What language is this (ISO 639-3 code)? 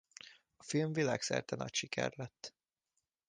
hun